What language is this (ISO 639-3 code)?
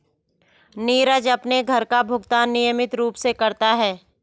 hin